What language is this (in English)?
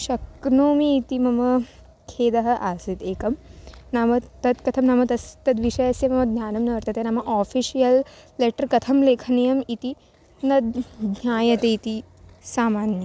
Sanskrit